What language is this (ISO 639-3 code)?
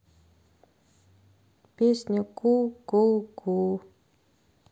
rus